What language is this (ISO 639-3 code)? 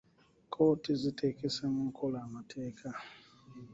lug